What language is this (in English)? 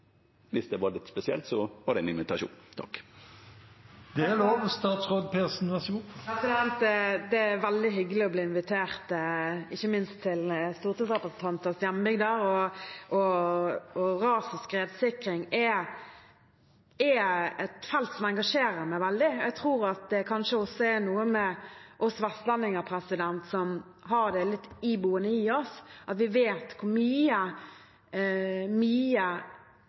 Norwegian